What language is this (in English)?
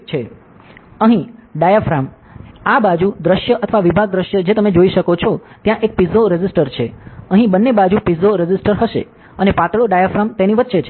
Gujarati